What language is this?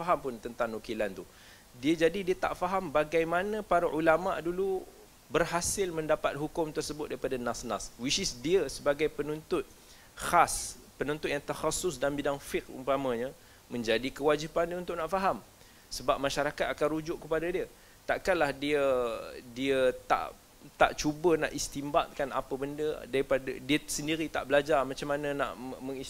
Malay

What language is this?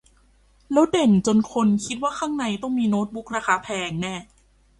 Thai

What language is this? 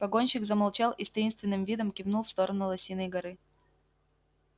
Russian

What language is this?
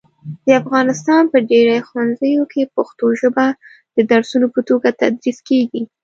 Pashto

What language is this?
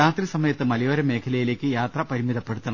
Malayalam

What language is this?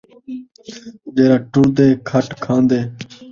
Saraiki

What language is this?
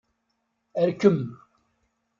Kabyle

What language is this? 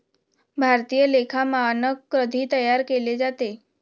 Marathi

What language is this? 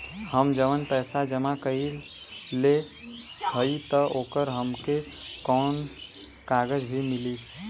Bhojpuri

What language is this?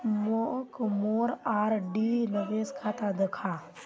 Magahi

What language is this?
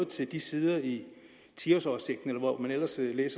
Danish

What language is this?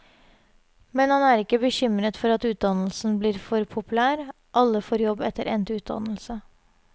Norwegian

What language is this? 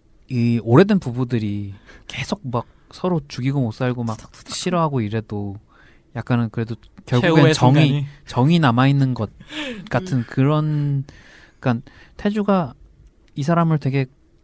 Korean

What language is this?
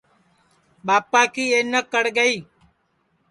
Sansi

